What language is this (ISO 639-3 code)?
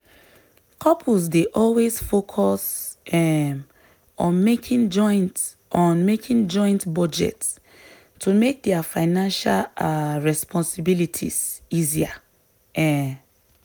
pcm